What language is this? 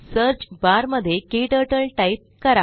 Marathi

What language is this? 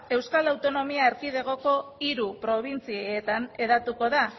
Basque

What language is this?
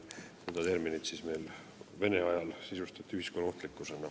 Estonian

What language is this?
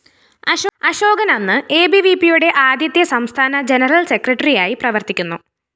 Malayalam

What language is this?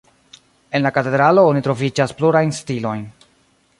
Esperanto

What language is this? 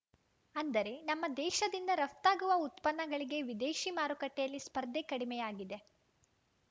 Kannada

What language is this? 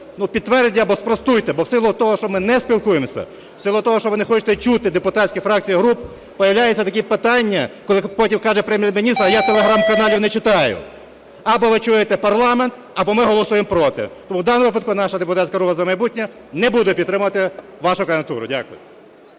Ukrainian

